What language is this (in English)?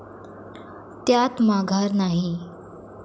Marathi